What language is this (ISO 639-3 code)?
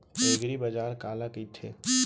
hne